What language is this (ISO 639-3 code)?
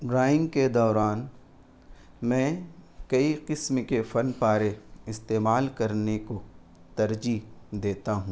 urd